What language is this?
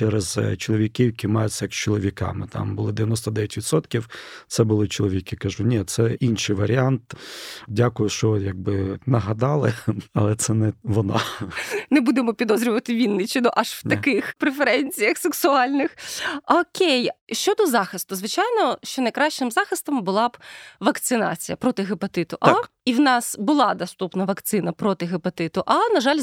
Ukrainian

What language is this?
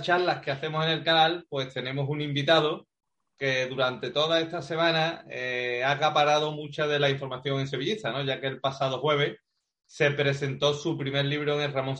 Spanish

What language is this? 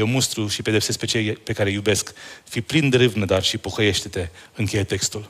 Romanian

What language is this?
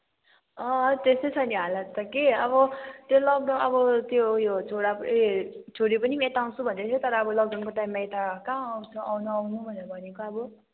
Nepali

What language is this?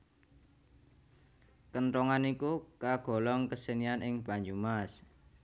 Javanese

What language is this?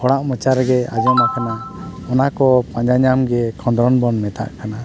Santali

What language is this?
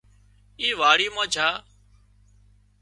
Wadiyara Koli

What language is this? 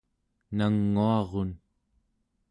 Central Yupik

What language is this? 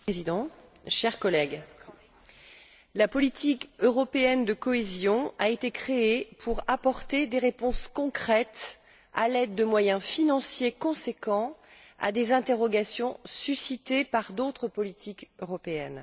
French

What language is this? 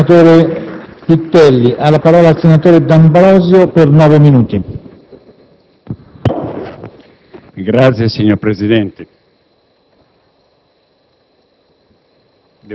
Italian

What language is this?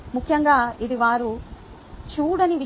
Telugu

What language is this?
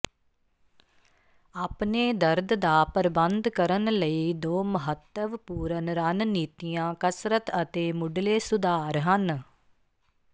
Punjabi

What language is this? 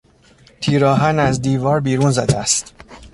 Persian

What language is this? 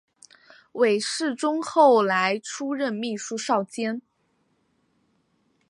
Chinese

